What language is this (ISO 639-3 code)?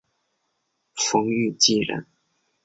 zho